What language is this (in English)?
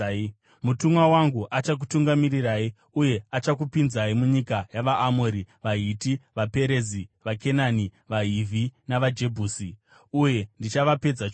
Shona